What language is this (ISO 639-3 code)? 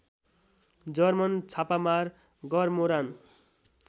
nep